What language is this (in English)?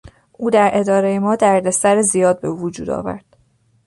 Persian